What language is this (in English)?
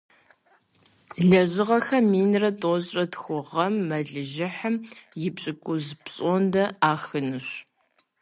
Kabardian